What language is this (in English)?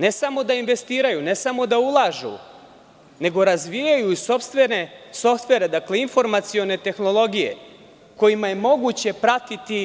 Serbian